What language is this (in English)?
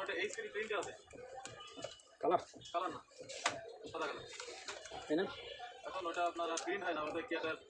Hindi